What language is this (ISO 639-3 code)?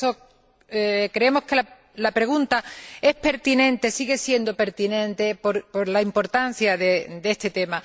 spa